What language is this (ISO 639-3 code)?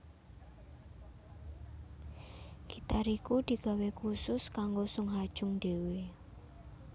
jav